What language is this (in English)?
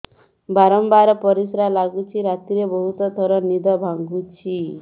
Odia